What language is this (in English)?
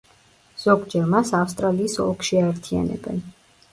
Georgian